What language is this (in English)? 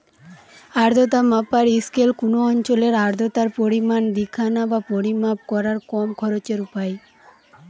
Bangla